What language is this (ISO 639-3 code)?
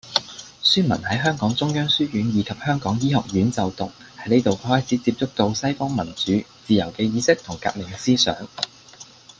yue